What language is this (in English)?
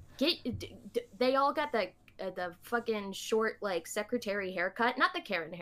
English